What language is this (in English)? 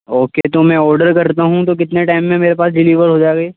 Urdu